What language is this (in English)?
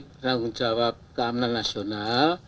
Indonesian